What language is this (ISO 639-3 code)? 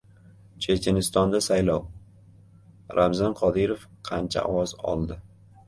uzb